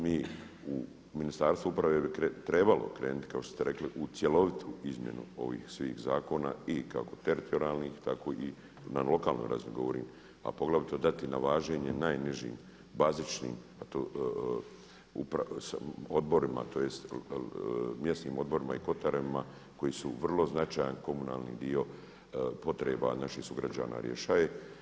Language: Croatian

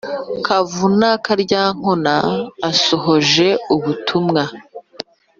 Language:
Kinyarwanda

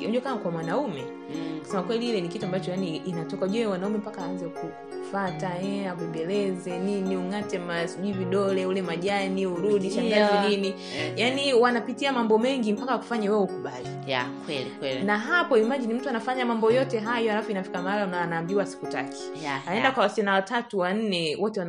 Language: Swahili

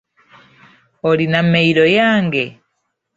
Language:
Ganda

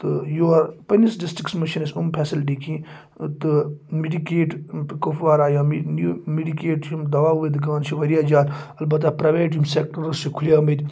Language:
Kashmiri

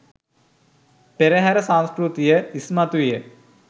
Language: Sinhala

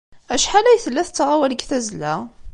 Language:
Kabyle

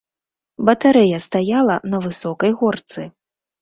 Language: Belarusian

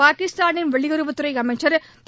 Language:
Tamil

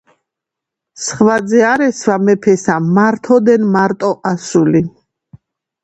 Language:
Georgian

